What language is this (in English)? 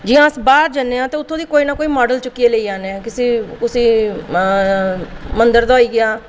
Dogri